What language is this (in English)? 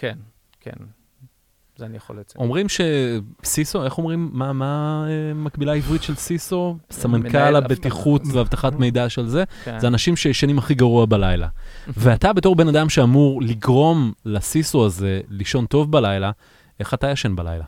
Hebrew